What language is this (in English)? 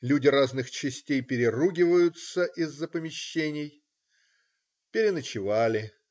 Russian